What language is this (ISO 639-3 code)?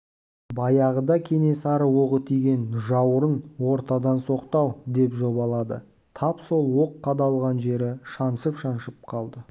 kaz